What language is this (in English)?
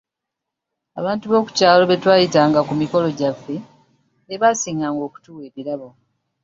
Ganda